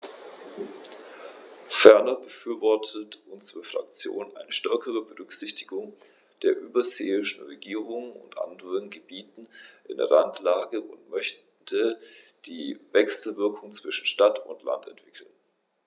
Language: German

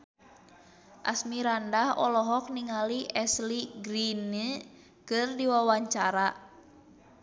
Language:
Sundanese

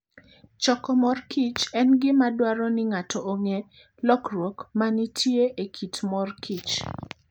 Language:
Luo (Kenya and Tanzania)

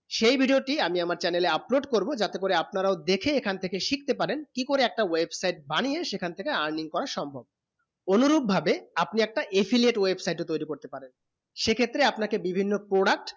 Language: Bangla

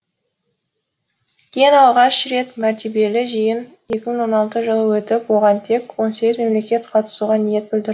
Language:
Kazakh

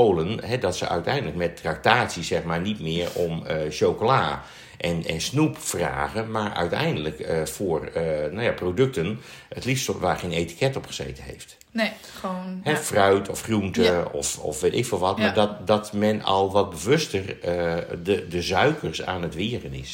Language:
Dutch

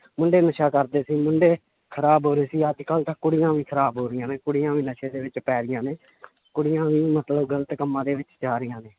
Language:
Punjabi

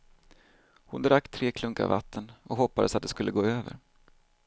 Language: Swedish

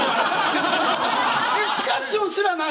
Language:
Japanese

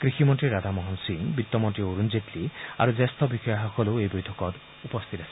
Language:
Assamese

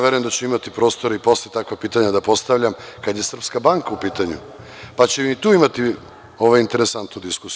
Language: Serbian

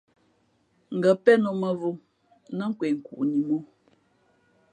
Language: Fe'fe'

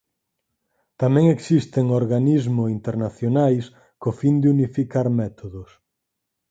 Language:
Galician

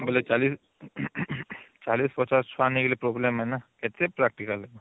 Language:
Odia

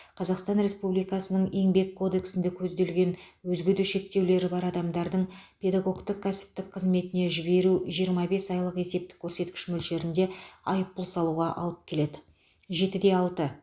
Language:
Kazakh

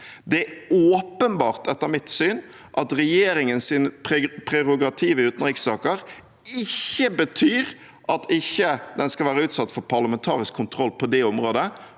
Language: Norwegian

